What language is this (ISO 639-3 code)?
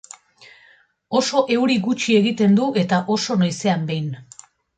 eus